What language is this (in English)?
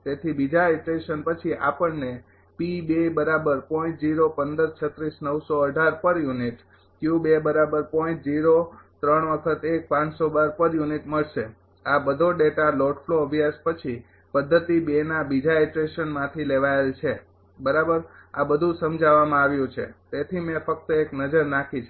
Gujarati